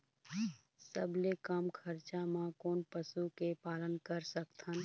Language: Chhattisgarhi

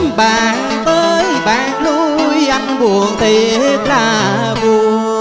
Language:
Vietnamese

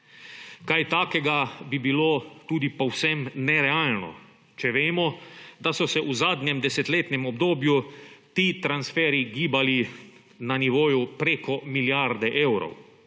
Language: Slovenian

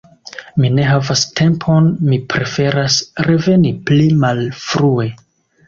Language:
Esperanto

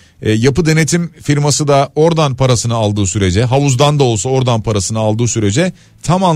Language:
Turkish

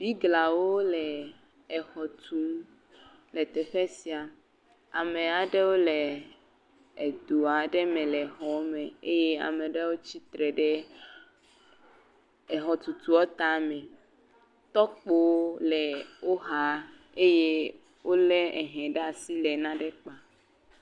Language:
Ewe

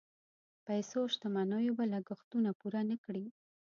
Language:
Pashto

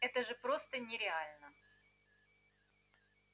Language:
Russian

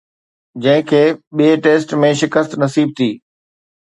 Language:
Sindhi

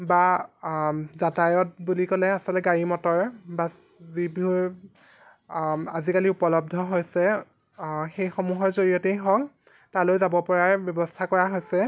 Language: Assamese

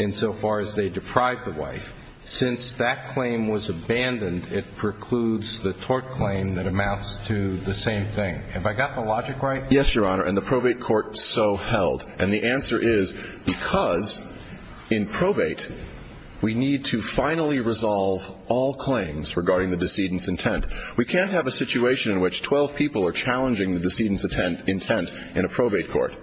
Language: English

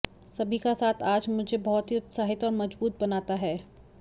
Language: Hindi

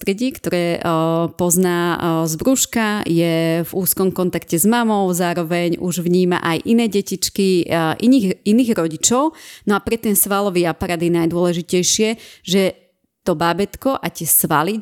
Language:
Slovak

